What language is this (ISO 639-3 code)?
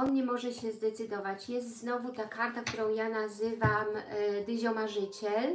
pol